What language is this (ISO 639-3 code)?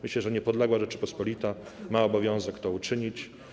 pol